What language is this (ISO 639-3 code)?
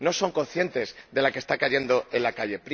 spa